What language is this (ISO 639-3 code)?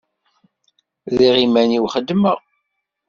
kab